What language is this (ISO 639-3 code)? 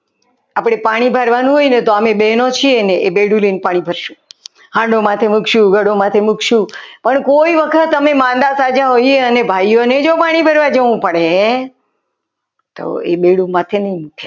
guj